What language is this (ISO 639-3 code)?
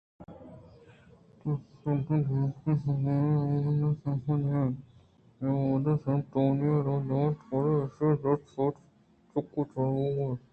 bgp